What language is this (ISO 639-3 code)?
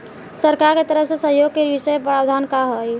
bho